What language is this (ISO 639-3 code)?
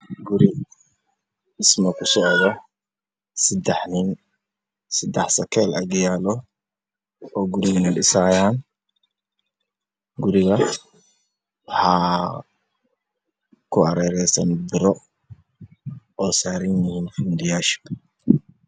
som